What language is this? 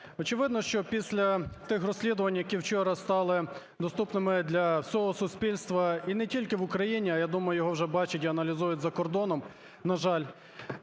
Ukrainian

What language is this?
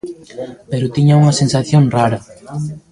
Galician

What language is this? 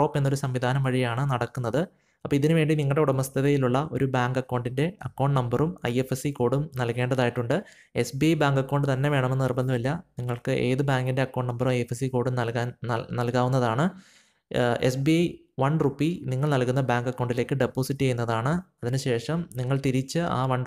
Malayalam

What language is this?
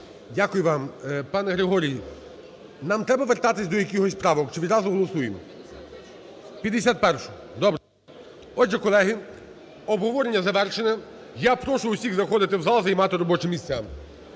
Ukrainian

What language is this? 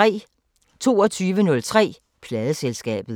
Danish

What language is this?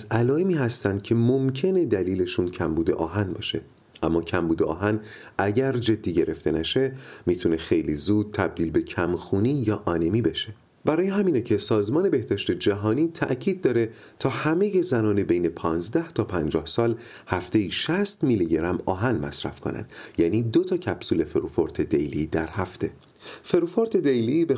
Persian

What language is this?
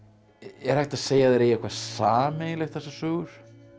Icelandic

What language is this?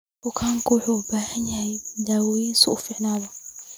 Somali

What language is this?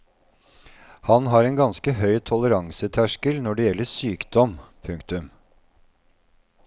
Norwegian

